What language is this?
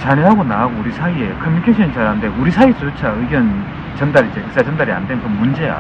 Korean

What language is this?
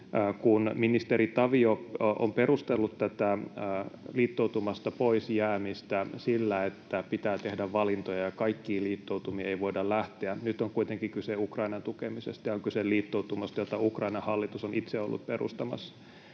Finnish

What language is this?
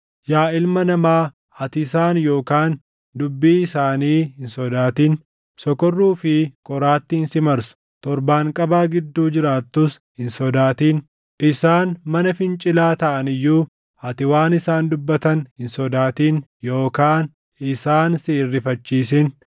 Oromo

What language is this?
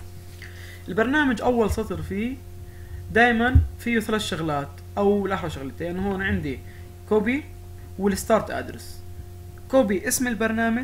Arabic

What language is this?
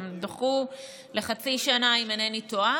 Hebrew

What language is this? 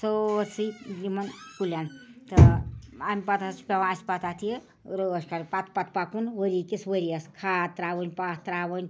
Kashmiri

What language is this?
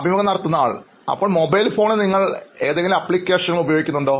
Malayalam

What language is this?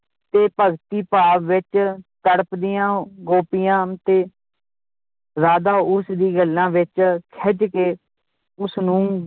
Punjabi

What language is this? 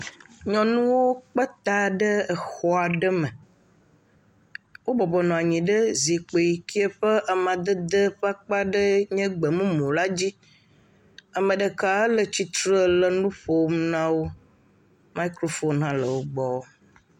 Ewe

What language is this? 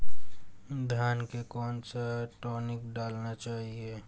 Hindi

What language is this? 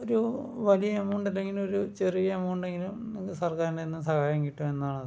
Malayalam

